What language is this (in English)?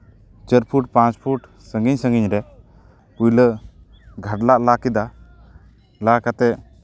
Santali